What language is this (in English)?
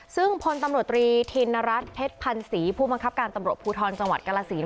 Thai